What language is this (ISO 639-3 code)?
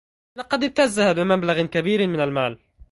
ara